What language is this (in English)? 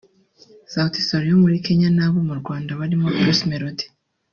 Kinyarwanda